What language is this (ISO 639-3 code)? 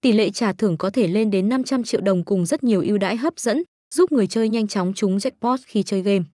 vie